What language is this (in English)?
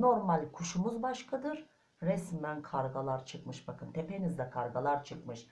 Turkish